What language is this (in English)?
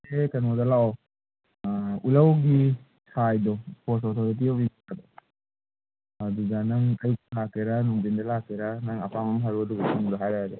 Manipuri